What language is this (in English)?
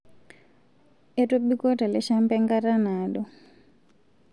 Masai